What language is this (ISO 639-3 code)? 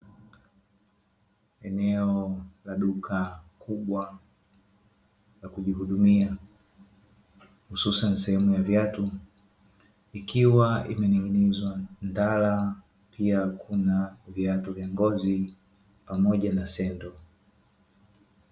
swa